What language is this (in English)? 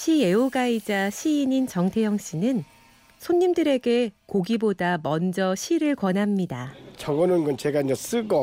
Korean